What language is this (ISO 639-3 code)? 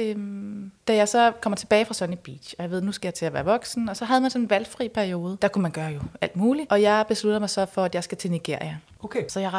dan